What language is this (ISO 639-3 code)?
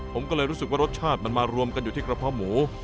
tha